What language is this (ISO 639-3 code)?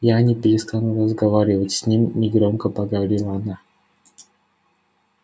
rus